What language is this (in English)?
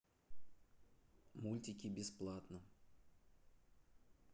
Russian